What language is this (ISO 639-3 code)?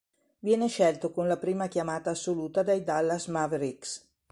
ita